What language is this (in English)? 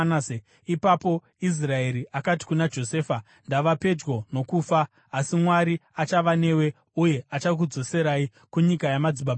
Shona